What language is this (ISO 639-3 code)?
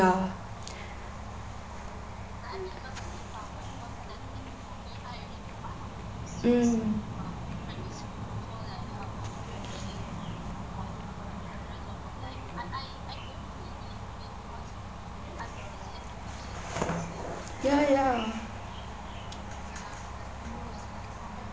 eng